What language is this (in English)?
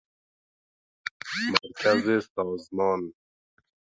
Persian